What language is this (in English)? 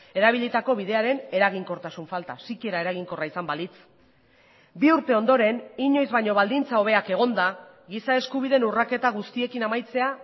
Basque